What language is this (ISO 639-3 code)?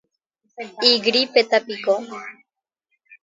grn